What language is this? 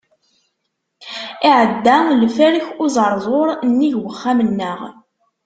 Kabyle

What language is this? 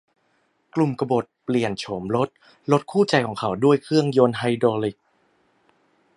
Thai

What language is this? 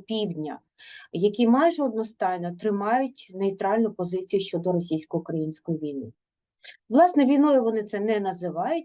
Ukrainian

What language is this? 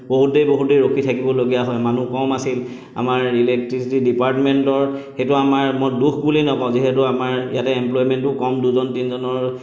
Assamese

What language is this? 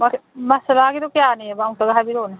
Manipuri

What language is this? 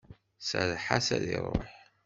Kabyle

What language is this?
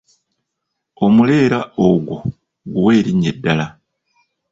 Ganda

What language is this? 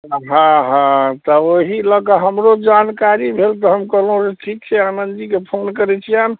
Maithili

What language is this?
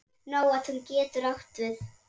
Icelandic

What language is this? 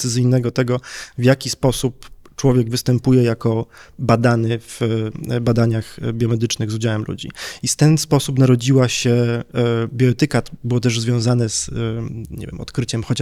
Polish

